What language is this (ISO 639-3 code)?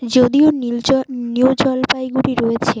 ben